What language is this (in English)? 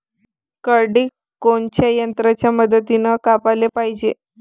Marathi